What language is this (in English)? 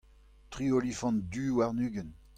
Breton